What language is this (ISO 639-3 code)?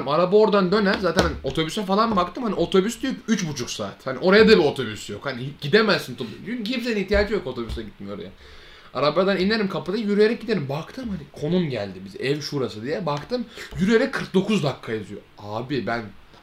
tur